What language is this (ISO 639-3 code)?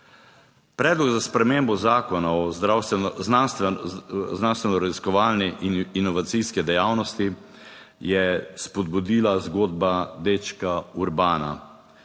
slv